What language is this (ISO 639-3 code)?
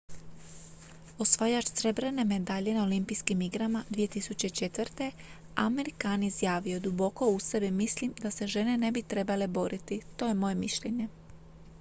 hrv